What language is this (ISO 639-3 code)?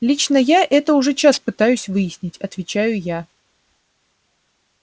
rus